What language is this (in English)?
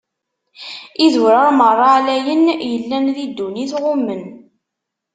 Kabyle